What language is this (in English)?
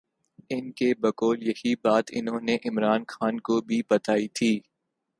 Urdu